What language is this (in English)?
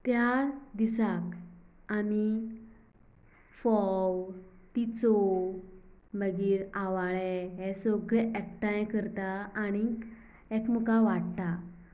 Konkani